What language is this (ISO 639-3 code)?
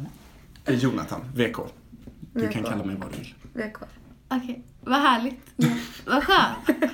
swe